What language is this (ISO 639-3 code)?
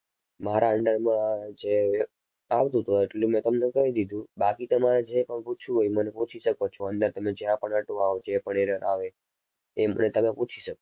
guj